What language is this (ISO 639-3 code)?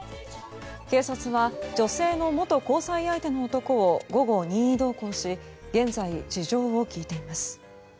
jpn